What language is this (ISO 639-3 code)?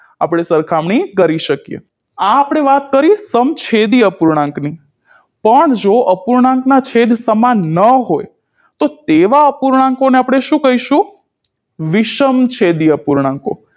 guj